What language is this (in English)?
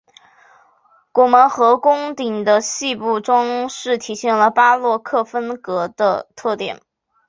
Chinese